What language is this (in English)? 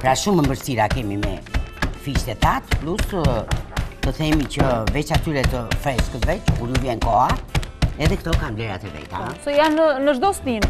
Romanian